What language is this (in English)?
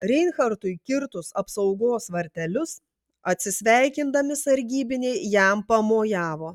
Lithuanian